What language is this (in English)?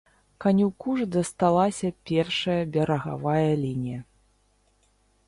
Belarusian